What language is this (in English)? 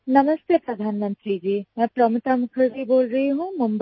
Hindi